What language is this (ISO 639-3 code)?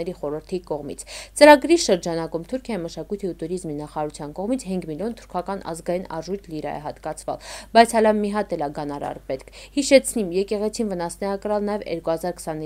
rus